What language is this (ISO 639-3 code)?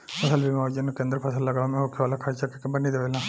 bho